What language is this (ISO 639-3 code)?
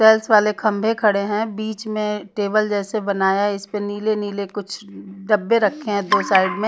hin